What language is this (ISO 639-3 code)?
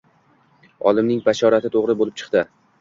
uzb